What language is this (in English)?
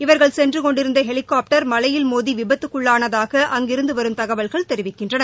Tamil